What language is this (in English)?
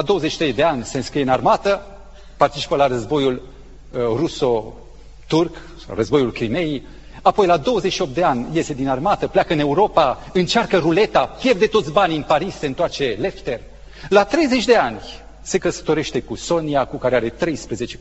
Romanian